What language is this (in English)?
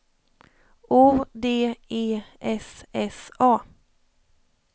Swedish